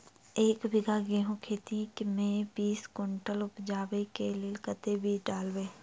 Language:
Maithili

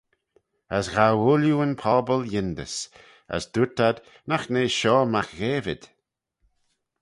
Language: Manx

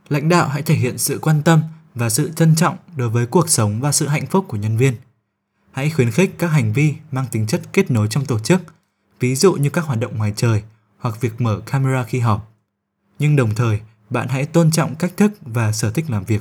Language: Vietnamese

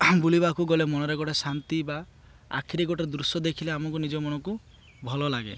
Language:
Odia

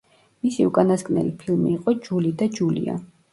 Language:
Georgian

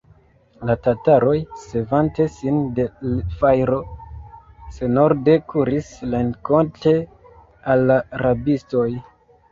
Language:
Esperanto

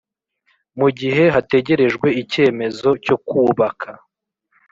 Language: Kinyarwanda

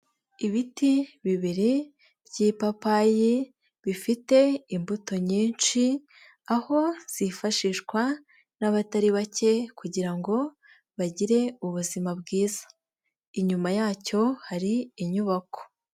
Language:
Kinyarwanda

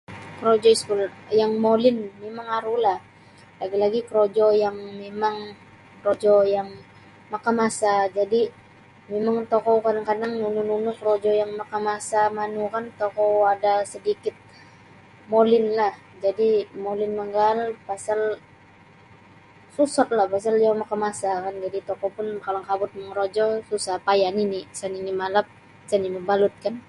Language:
Sabah Bisaya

